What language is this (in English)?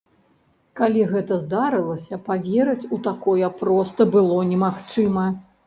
Belarusian